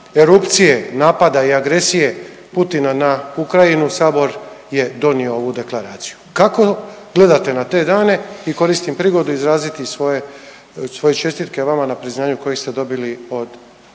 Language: Croatian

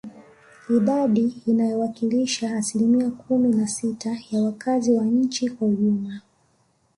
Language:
Swahili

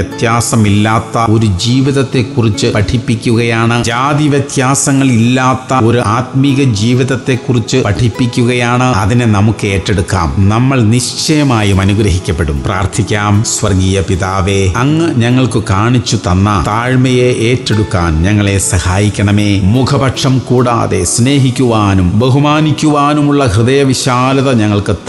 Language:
Malayalam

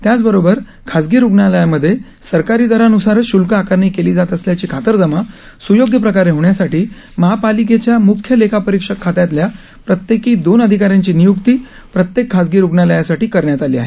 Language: Marathi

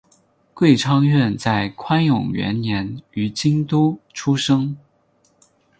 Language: Chinese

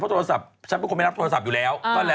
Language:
Thai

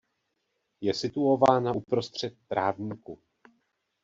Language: Czech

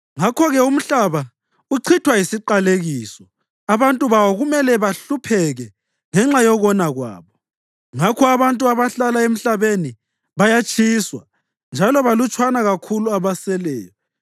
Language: North Ndebele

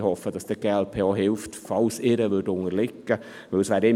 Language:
Swiss German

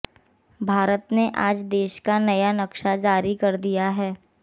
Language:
Hindi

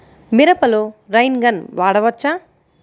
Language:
Telugu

